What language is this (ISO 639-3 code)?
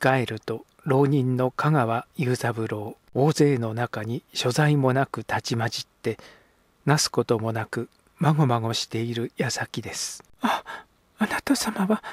jpn